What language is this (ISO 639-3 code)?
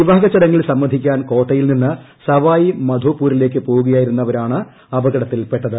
mal